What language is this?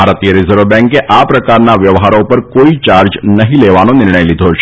Gujarati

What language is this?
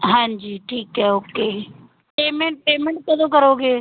Punjabi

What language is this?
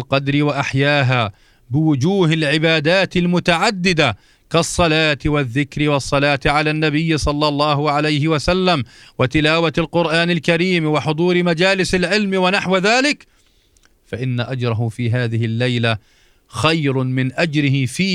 Arabic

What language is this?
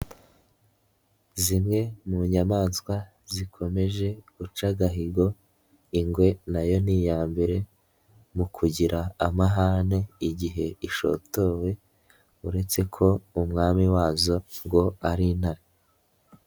Kinyarwanda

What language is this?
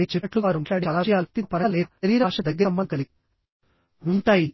Telugu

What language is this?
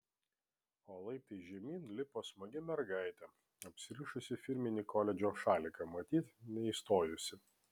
Lithuanian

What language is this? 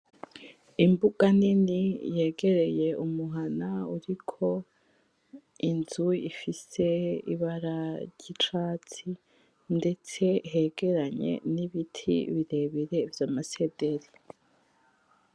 Rundi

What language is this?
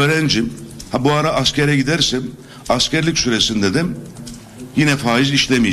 Turkish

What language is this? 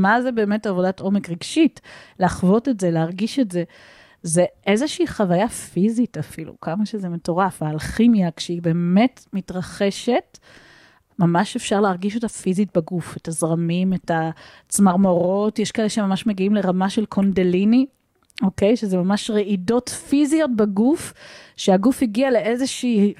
Hebrew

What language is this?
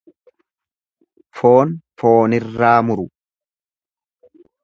Oromo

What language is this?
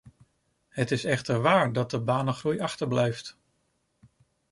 Dutch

